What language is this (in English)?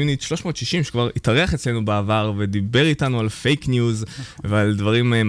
Hebrew